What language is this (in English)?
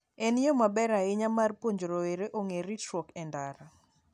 Luo (Kenya and Tanzania)